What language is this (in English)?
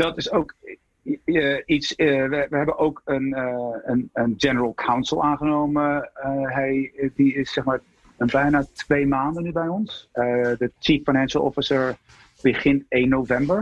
Dutch